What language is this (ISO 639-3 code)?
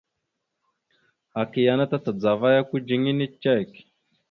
mxu